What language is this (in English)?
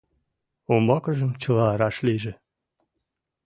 Mari